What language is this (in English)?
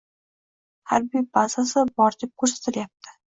Uzbek